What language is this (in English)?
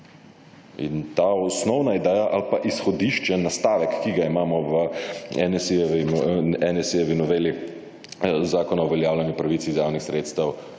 Slovenian